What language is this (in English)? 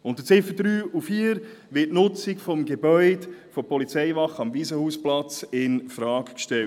Swiss German